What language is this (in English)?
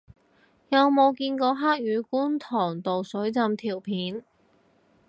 Cantonese